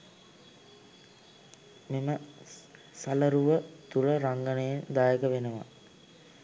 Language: Sinhala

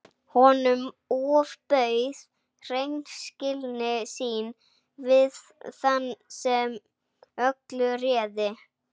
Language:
Icelandic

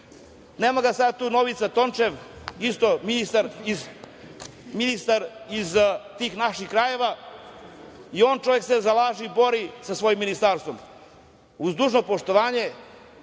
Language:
Serbian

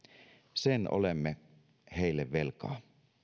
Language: Finnish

